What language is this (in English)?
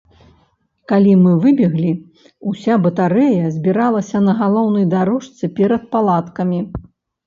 Belarusian